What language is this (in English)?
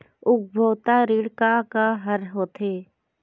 Chhattisgarhi